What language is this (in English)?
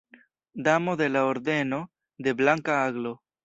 Esperanto